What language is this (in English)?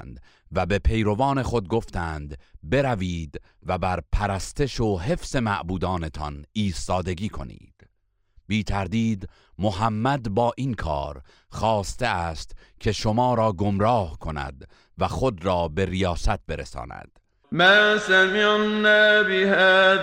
Persian